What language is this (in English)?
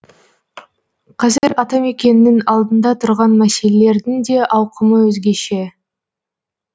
Kazakh